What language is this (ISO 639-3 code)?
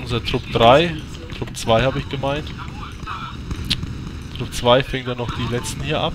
deu